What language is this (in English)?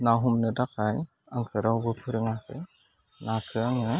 Bodo